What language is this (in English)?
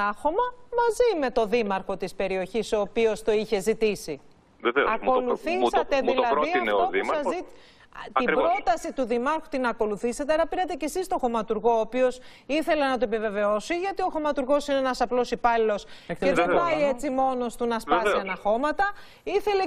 Greek